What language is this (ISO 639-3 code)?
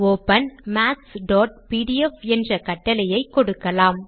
tam